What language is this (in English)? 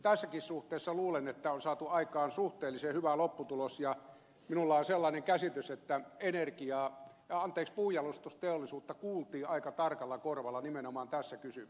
Finnish